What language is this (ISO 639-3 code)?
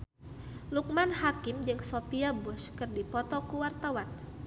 sun